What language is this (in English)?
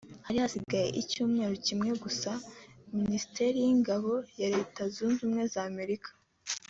Kinyarwanda